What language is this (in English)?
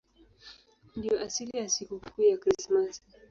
Swahili